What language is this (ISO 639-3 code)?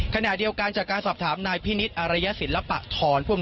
tha